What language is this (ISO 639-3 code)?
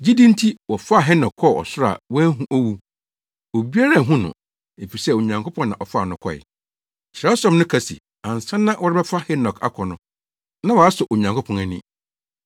aka